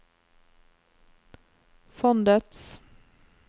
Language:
Norwegian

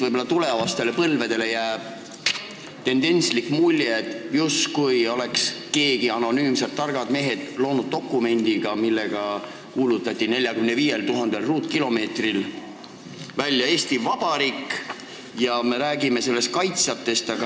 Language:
Estonian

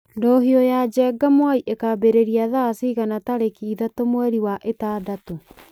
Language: Kikuyu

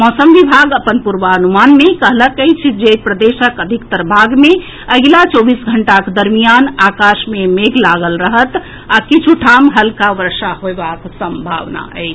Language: Maithili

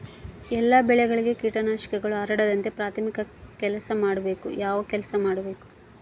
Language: Kannada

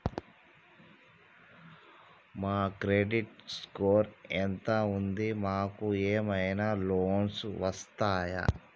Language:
Telugu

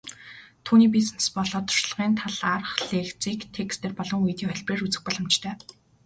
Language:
Mongolian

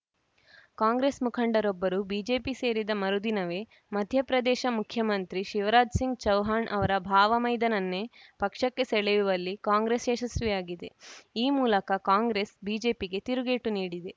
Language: Kannada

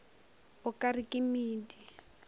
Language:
Northern Sotho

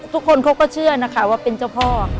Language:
Thai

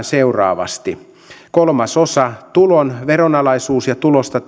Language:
Finnish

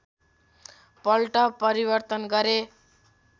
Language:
Nepali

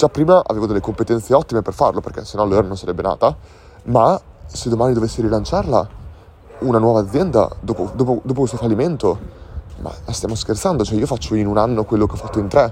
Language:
Italian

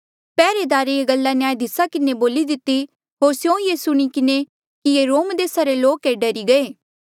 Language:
Mandeali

